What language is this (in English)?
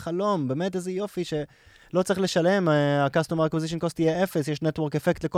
Hebrew